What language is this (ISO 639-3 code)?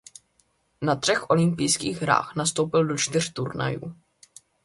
ces